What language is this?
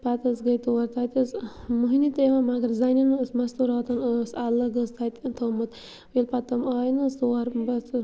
Kashmiri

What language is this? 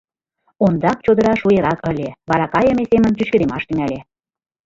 Mari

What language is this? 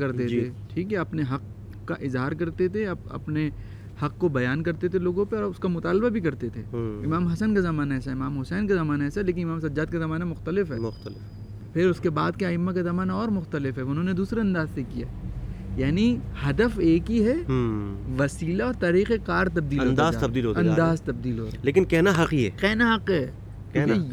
Urdu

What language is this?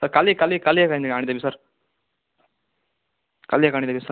Odia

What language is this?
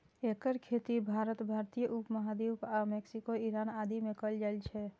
Maithili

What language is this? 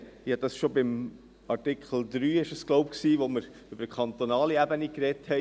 Swiss German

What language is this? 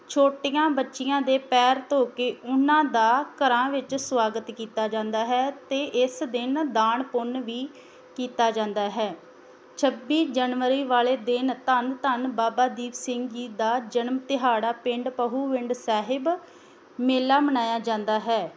Punjabi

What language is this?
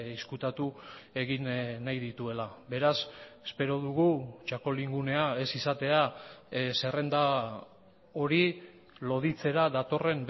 Basque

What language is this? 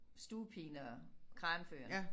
Danish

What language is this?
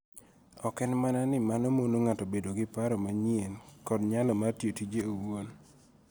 Luo (Kenya and Tanzania)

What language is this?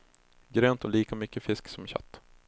Swedish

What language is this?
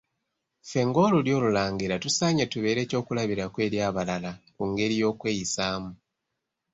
Ganda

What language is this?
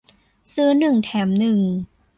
Thai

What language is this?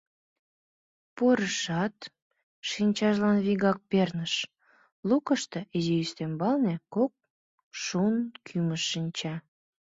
Mari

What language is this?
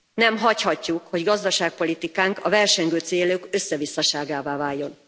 Hungarian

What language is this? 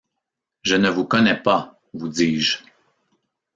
French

